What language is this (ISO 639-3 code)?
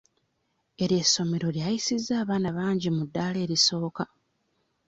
lug